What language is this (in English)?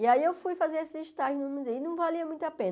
Portuguese